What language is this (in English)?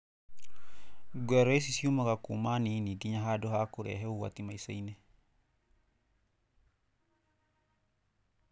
Kikuyu